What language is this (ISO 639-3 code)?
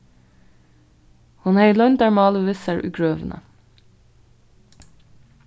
fao